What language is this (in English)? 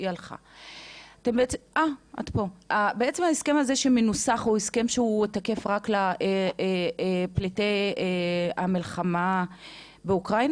Hebrew